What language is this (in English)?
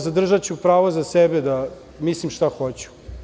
Serbian